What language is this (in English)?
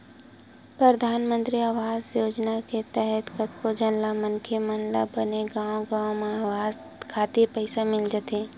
Chhattisgarhi